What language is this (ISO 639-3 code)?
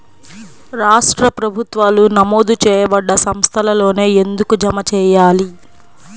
tel